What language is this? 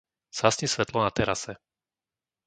Slovak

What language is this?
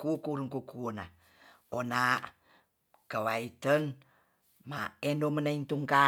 Tonsea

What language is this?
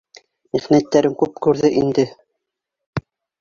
Bashkir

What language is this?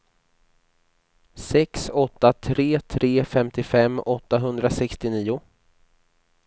Swedish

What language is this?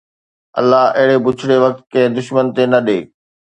Sindhi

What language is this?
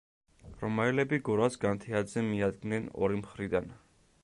Georgian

